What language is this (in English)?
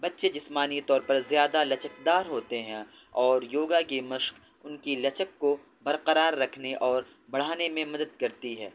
Urdu